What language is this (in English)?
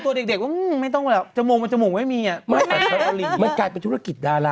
Thai